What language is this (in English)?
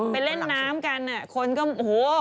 Thai